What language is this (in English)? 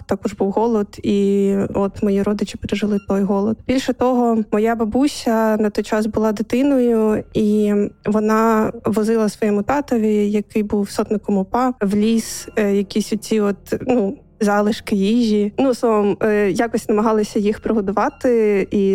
Ukrainian